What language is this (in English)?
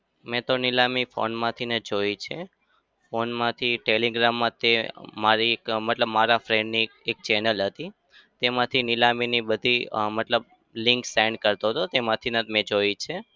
Gujarati